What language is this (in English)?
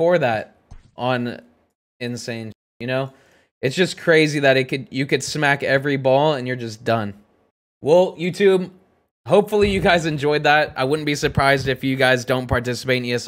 English